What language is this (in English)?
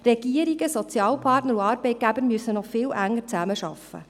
Swiss German